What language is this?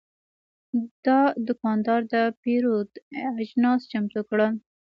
Pashto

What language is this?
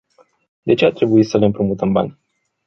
Romanian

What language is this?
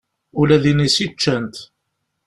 Kabyle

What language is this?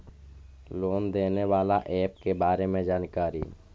Magahi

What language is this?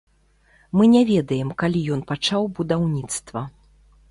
Belarusian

